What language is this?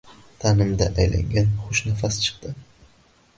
Uzbek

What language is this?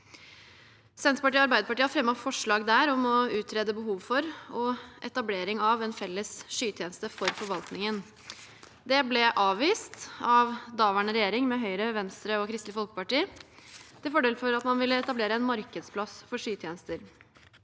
Norwegian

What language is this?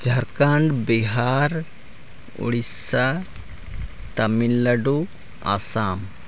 Santali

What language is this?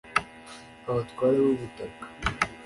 Kinyarwanda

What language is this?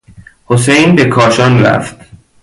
Persian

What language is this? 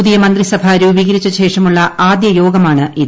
Malayalam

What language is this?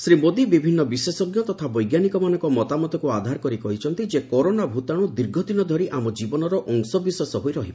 Odia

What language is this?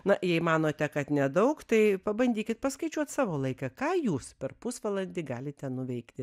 Lithuanian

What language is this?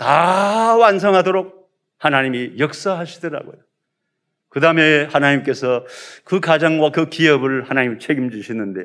Korean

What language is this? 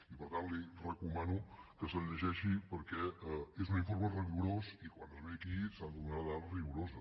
Catalan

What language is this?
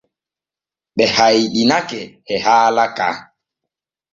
Borgu Fulfulde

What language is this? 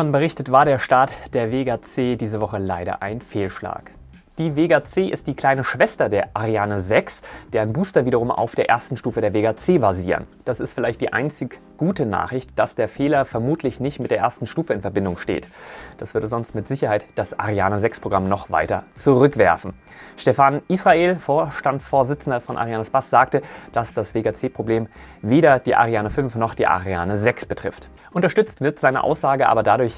German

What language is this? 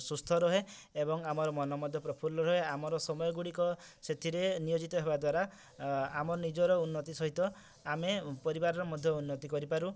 Odia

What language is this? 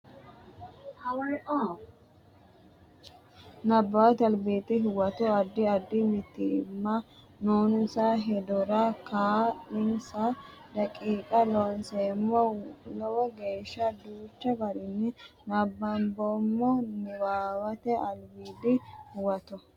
Sidamo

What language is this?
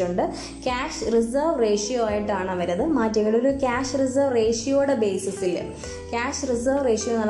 Malayalam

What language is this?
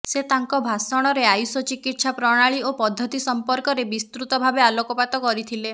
Odia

